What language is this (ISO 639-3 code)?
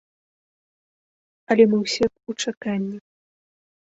bel